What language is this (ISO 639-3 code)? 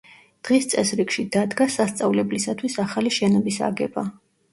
kat